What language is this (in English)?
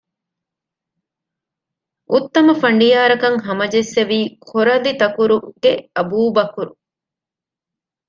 Divehi